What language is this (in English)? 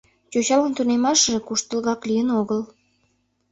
Mari